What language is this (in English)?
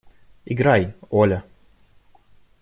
Russian